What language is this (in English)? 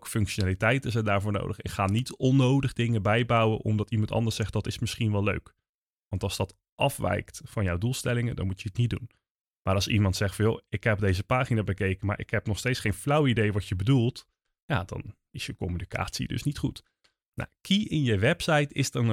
Dutch